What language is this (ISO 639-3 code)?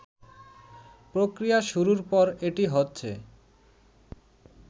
ben